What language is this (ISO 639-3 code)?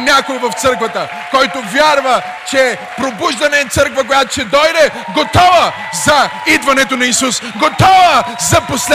bul